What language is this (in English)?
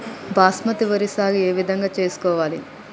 Telugu